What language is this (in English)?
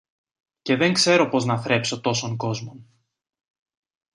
Greek